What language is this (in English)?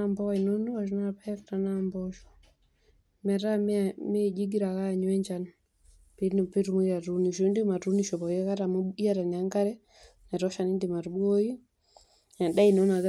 Masai